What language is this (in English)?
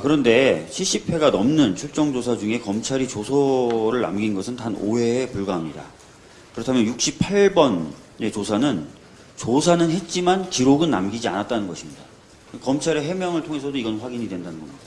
Korean